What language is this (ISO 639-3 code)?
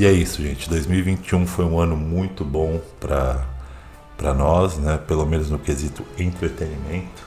por